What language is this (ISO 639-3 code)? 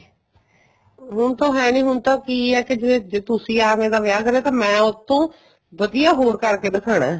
pan